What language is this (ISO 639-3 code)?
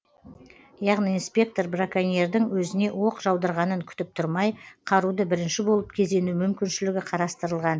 kaz